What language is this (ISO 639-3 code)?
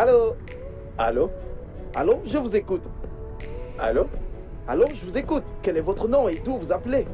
fra